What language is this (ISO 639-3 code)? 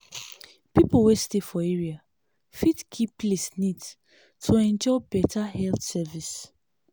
pcm